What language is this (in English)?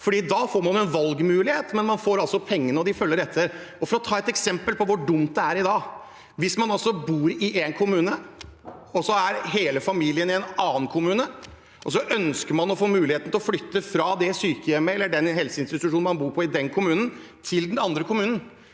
Norwegian